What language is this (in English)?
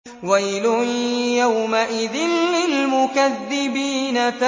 Arabic